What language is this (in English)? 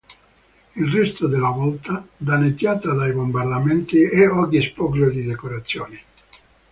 Italian